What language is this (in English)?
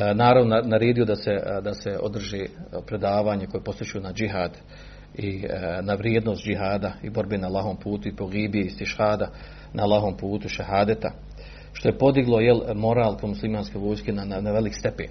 Croatian